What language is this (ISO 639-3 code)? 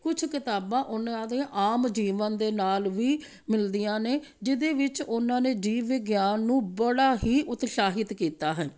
pan